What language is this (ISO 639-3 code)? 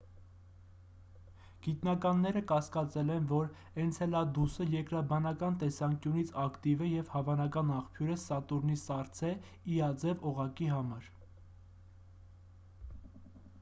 hye